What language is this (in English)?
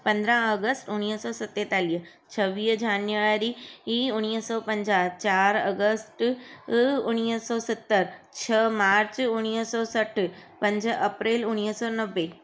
Sindhi